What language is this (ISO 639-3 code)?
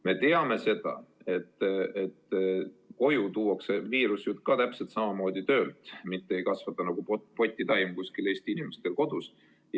est